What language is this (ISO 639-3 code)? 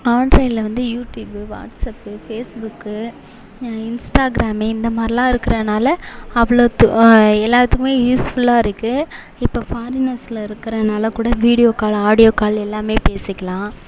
tam